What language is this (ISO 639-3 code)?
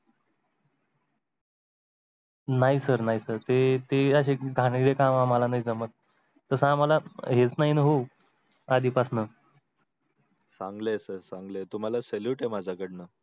mar